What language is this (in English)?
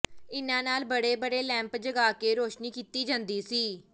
Punjabi